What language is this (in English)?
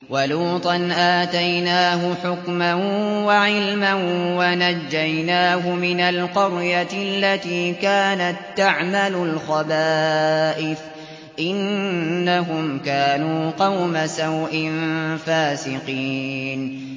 Arabic